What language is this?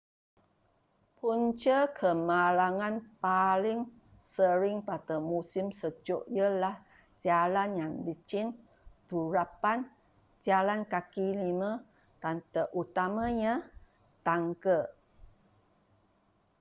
Malay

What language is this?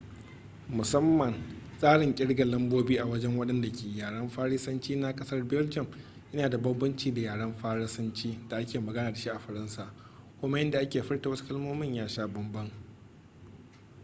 Hausa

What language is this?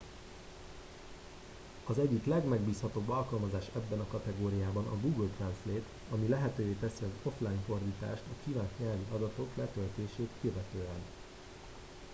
Hungarian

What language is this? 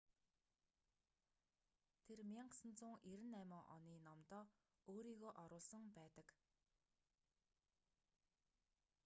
Mongolian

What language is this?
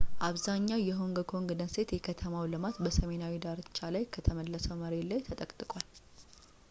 Amharic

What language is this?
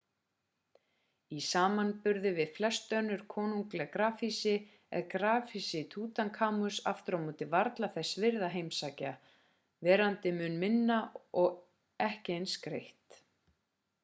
Icelandic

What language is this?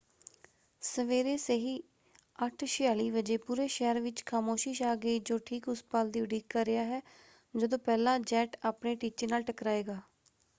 Punjabi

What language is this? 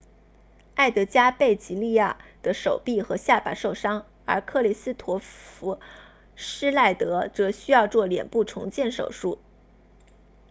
Chinese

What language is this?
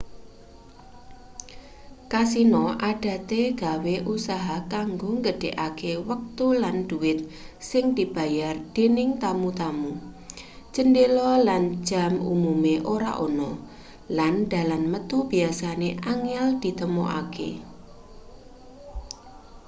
Javanese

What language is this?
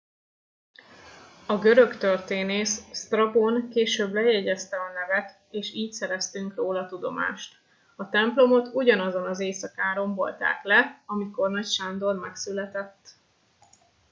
Hungarian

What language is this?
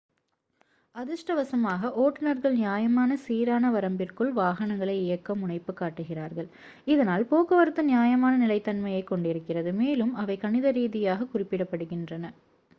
Tamil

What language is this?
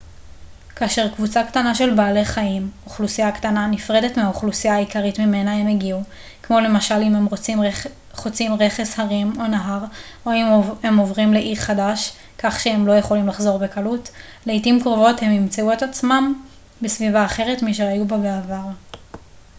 Hebrew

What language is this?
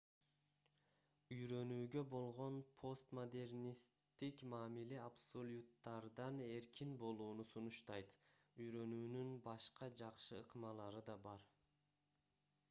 Kyrgyz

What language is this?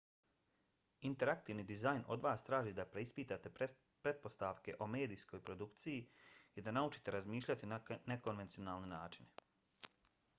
Bosnian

